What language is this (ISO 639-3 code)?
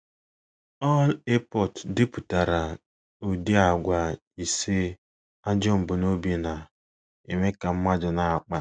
ibo